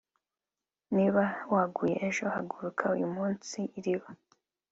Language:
Kinyarwanda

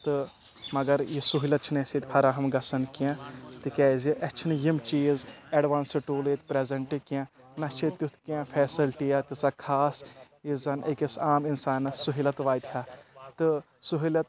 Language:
Kashmiri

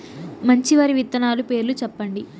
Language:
Telugu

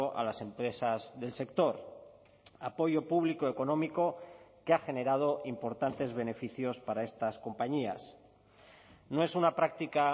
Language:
Spanish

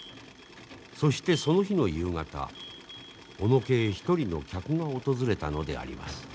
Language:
Japanese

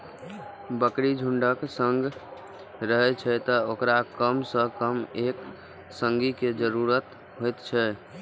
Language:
Maithili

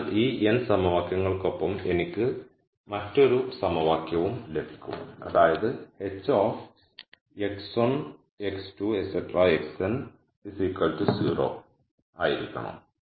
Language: Malayalam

